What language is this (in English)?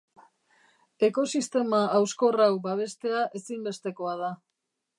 Basque